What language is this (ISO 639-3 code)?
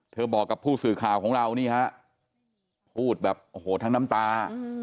tha